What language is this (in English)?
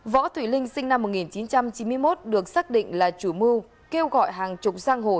Vietnamese